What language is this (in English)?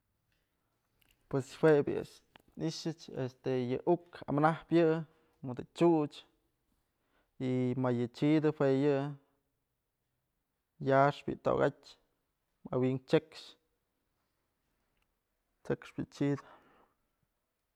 Mazatlán Mixe